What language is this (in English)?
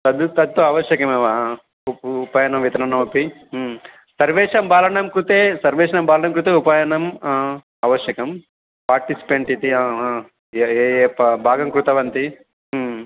Sanskrit